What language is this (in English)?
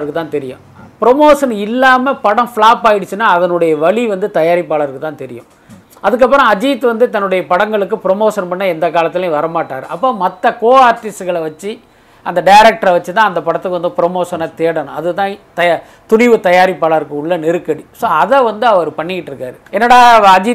Tamil